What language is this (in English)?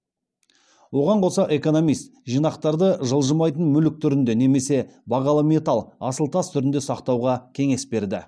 Kazakh